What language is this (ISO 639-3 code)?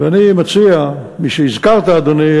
heb